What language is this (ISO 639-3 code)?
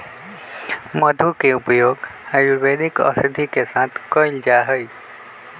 mag